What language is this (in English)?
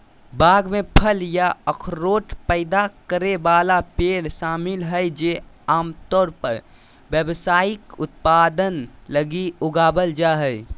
Magahi